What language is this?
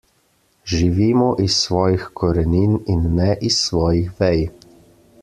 Slovenian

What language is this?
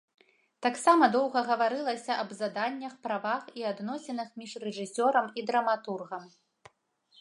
Belarusian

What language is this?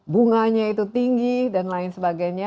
Indonesian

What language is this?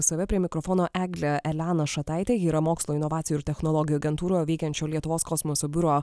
Lithuanian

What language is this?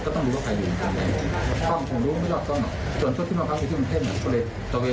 Thai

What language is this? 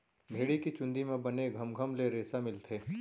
Chhattisgarhi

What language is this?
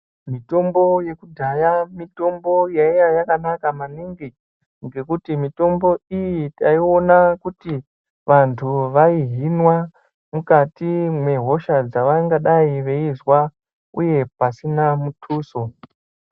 Ndau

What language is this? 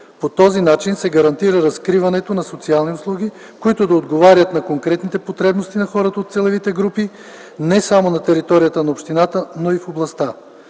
Bulgarian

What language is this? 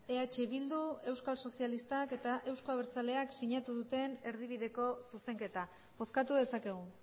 Basque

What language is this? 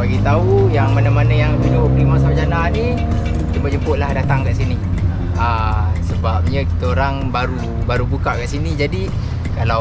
Malay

